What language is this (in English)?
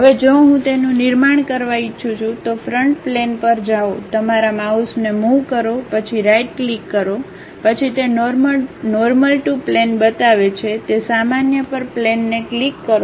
Gujarati